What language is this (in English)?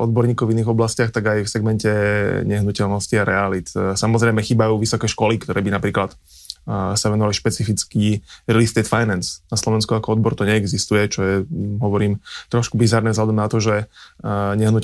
Slovak